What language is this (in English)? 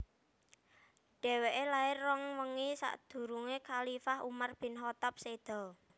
Javanese